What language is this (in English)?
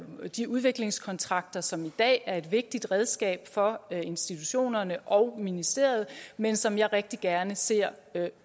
Danish